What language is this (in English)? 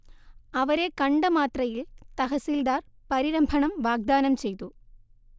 Malayalam